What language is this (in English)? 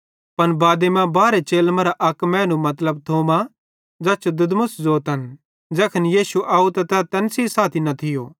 Bhadrawahi